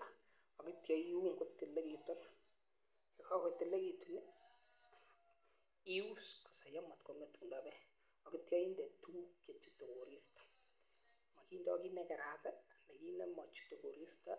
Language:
Kalenjin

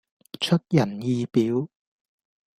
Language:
Cantonese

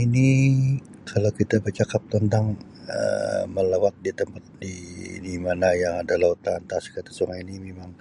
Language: Sabah Malay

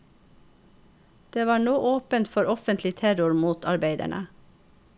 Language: Norwegian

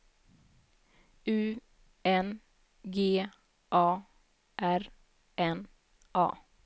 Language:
Swedish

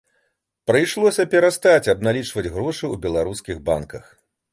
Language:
Belarusian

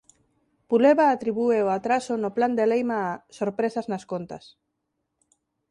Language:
Galician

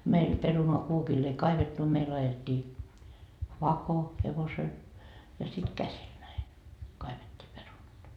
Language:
Finnish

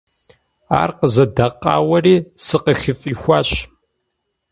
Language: Kabardian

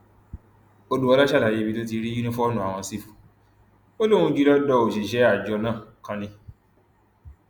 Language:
Yoruba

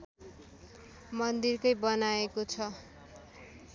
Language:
Nepali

